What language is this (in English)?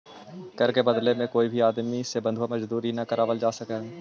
Magahi